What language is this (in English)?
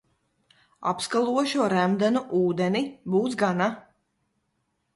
Latvian